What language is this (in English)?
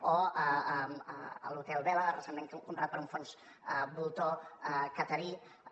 Catalan